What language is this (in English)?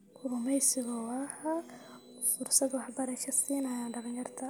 Somali